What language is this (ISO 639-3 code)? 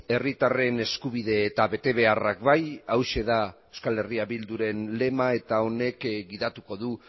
eus